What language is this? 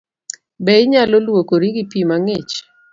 Luo (Kenya and Tanzania)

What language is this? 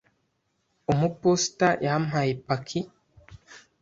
Kinyarwanda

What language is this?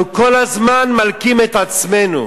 Hebrew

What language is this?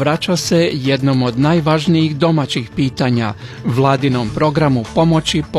Croatian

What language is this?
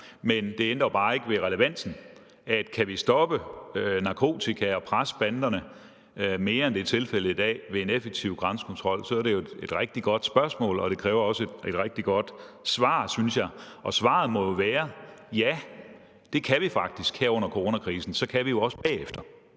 Danish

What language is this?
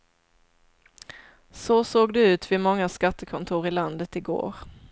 Swedish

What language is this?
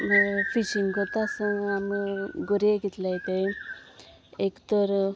Konkani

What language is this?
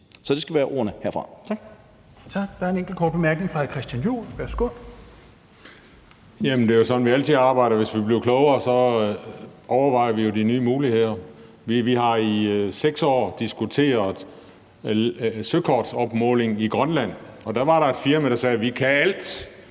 Danish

